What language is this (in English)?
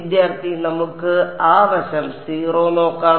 Malayalam